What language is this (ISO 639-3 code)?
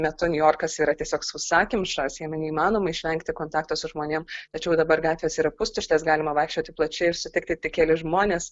lit